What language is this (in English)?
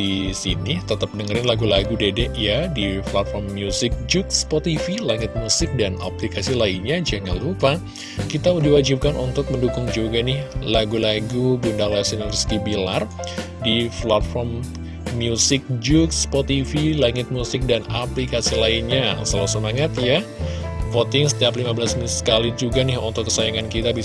Indonesian